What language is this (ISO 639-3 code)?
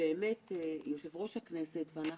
heb